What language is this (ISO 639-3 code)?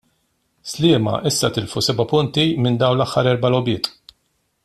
mlt